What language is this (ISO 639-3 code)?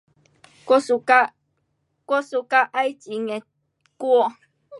cpx